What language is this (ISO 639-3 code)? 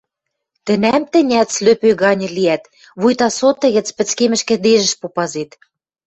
mrj